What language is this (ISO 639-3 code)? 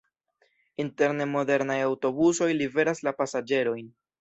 epo